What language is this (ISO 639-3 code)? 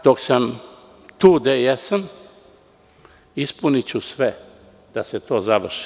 srp